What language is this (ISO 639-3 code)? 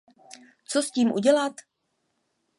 ces